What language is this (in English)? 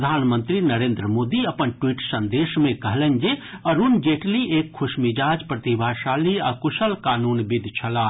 Maithili